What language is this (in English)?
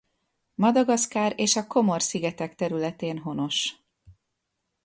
Hungarian